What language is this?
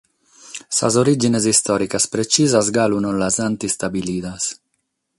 Sardinian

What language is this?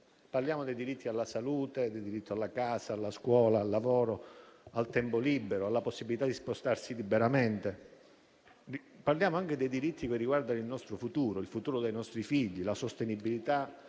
Italian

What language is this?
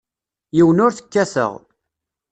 Kabyle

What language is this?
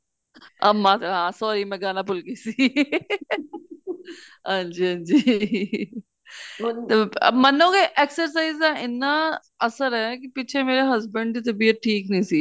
Punjabi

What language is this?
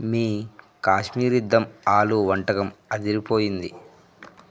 Telugu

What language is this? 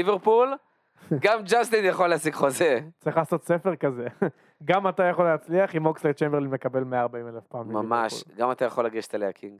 Hebrew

